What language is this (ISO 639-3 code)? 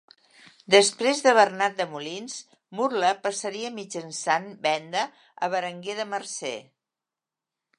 cat